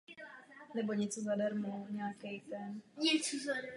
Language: Czech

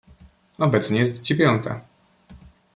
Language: Polish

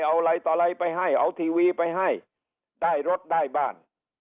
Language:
Thai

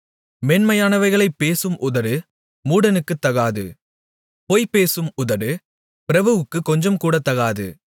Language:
Tamil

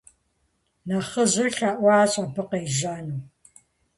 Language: Kabardian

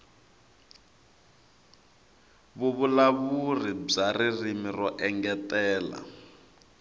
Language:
Tsonga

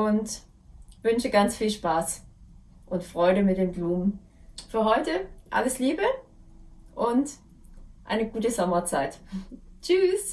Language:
German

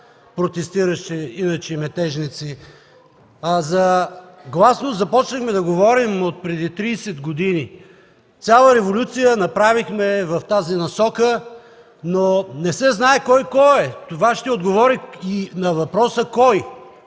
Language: Bulgarian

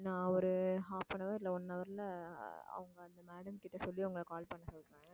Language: Tamil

